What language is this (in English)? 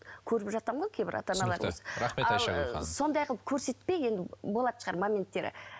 Kazakh